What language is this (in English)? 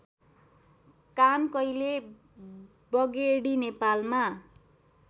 Nepali